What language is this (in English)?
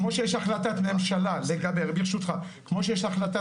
Hebrew